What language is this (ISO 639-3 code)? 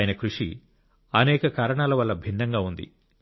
tel